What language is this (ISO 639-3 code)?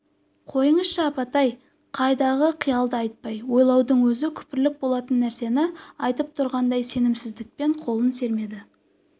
kaz